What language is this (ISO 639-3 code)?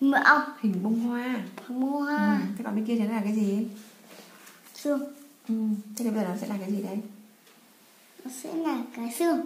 vie